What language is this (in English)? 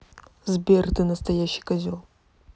Russian